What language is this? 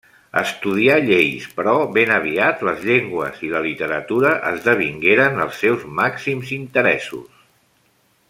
Catalan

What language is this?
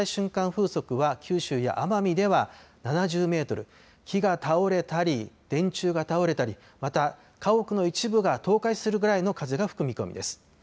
Japanese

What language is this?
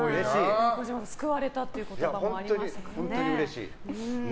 Japanese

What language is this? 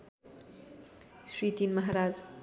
Nepali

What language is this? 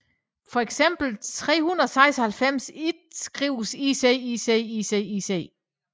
Danish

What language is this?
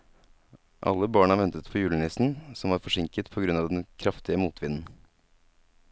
Norwegian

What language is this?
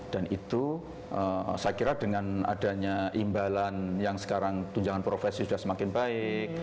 Indonesian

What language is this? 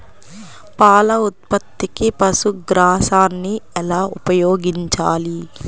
Telugu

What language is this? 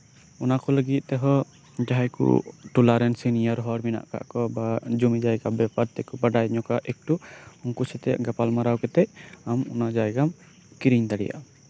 Santali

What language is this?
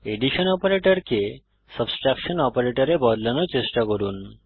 Bangla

